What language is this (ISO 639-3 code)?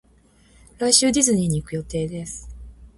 jpn